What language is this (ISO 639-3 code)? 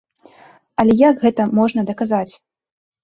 bel